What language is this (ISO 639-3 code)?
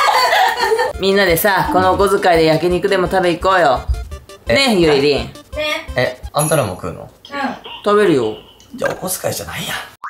jpn